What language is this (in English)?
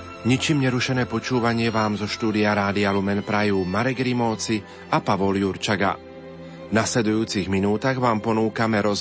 Slovak